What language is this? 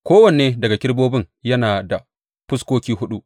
Hausa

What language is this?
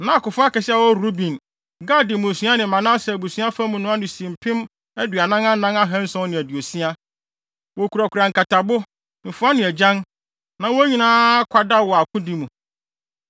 Akan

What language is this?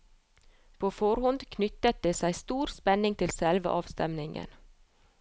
Norwegian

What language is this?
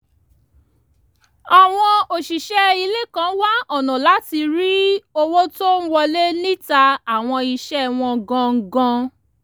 Yoruba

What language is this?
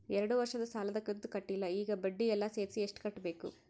Kannada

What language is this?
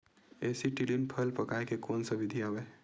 Chhattisgarhi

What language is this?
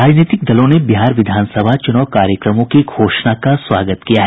Hindi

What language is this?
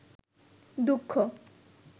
Bangla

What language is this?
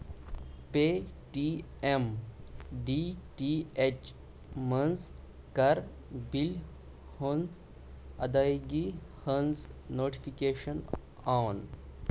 Kashmiri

